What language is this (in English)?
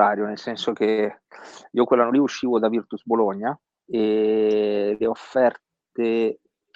Italian